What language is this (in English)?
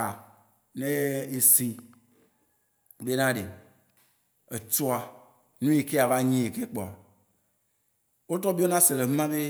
Waci Gbe